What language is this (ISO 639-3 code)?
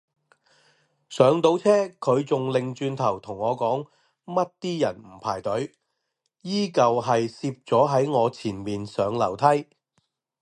yue